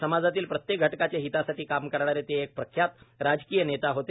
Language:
Marathi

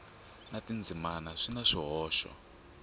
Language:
Tsonga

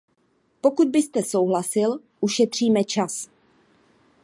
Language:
Czech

